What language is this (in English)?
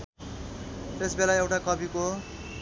Nepali